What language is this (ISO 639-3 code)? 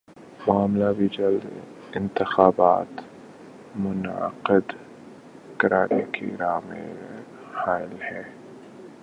urd